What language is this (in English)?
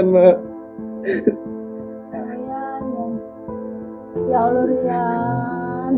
Indonesian